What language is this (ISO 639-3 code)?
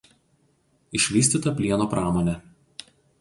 lit